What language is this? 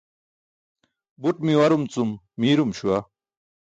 Burushaski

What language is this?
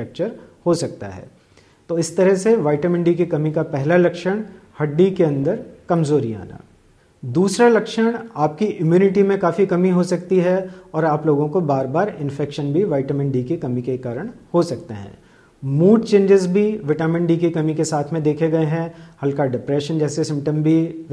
Hindi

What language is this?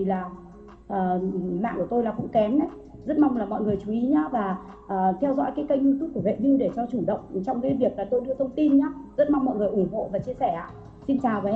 Vietnamese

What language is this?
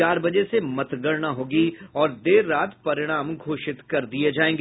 Hindi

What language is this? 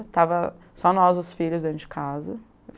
Portuguese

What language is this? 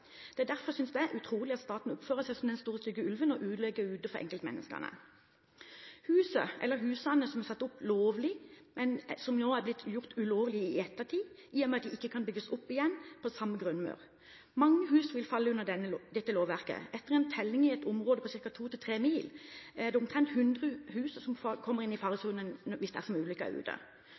Norwegian Bokmål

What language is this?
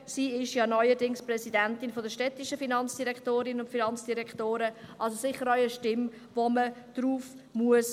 Swiss German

